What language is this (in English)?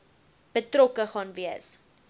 Afrikaans